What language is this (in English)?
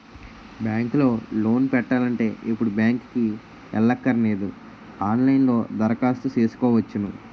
Telugu